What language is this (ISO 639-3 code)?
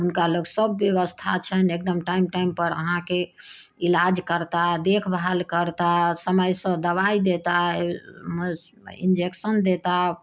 mai